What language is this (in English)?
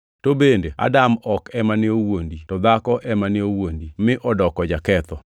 Luo (Kenya and Tanzania)